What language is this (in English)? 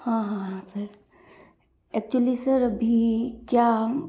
Hindi